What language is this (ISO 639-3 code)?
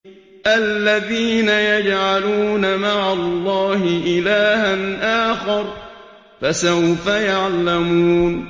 ara